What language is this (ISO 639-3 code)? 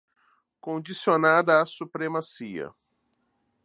por